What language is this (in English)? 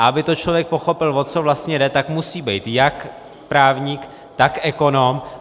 Czech